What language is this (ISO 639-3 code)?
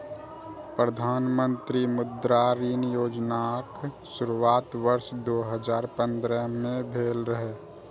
mai